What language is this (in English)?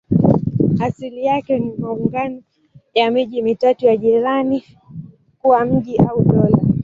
Swahili